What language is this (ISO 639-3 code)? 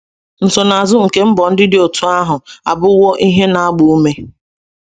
ibo